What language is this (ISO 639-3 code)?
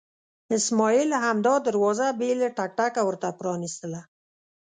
pus